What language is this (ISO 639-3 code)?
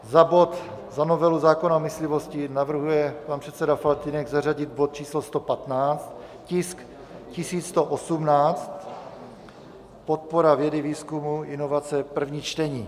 ces